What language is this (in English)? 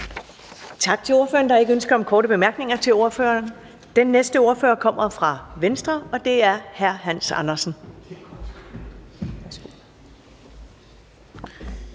Danish